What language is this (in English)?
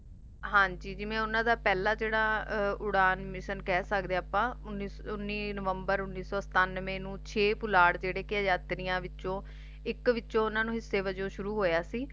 Punjabi